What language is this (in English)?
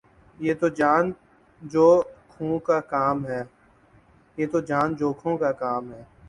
Urdu